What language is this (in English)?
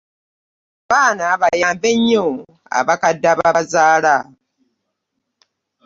Ganda